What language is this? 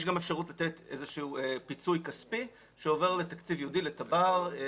Hebrew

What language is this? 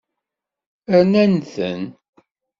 Kabyle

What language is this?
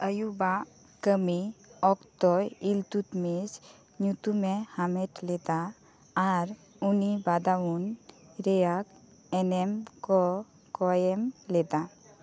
Santali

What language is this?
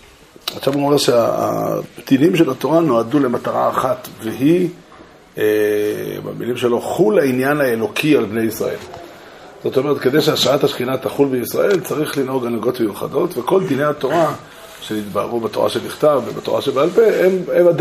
Hebrew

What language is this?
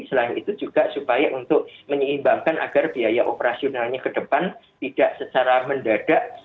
Indonesian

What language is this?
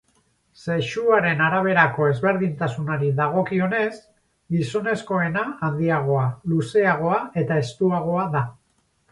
Basque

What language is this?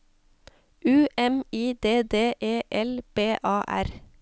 Norwegian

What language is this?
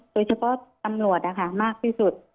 Thai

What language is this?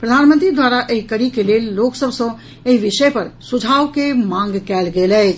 Maithili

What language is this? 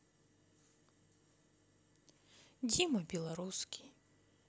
Russian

